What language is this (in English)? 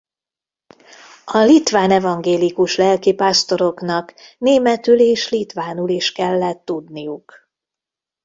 Hungarian